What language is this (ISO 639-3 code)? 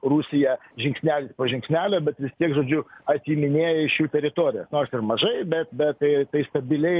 lit